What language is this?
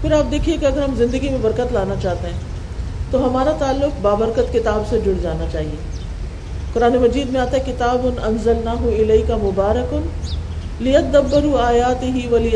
Urdu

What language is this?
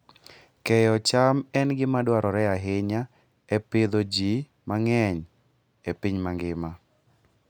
Luo (Kenya and Tanzania)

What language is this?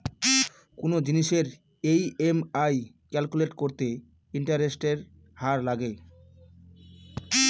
Bangla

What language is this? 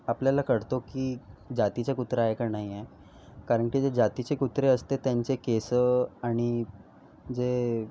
Marathi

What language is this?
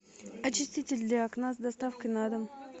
Russian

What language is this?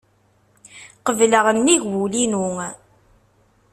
Kabyle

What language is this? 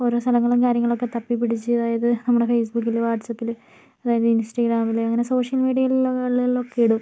Malayalam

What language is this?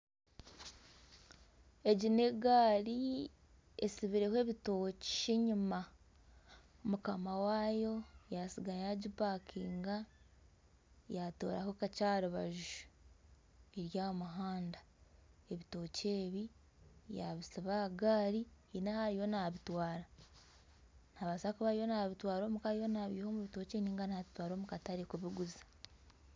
Nyankole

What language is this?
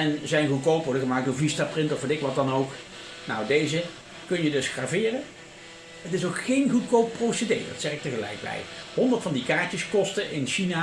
Dutch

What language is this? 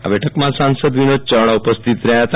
Gujarati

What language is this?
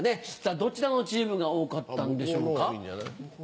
Japanese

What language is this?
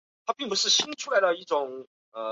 Chinese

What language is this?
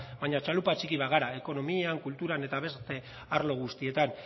Basque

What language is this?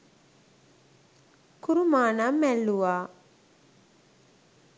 Sinhala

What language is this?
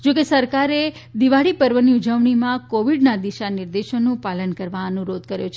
Gujarati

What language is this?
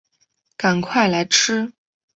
Chinese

